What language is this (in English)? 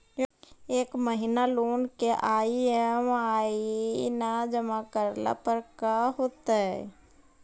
Magahi